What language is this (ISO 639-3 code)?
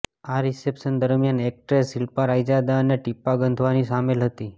guj